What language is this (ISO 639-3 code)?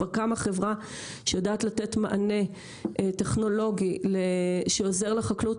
heb